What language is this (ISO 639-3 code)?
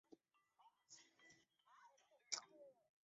zho